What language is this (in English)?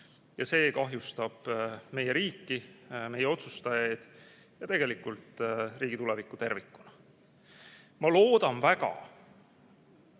Estonian